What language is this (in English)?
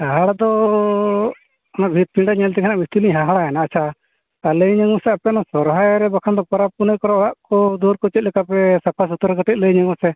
Santali